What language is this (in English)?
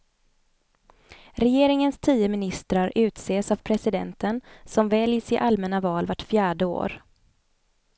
Swedish